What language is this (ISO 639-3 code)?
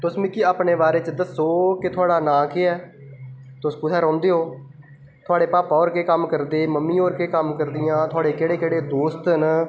doi